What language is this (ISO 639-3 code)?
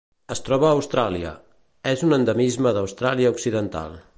cat